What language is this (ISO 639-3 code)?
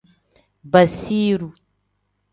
kdh